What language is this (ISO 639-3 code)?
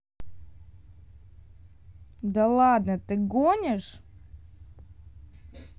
rus